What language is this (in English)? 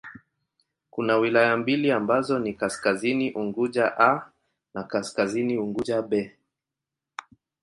Swahili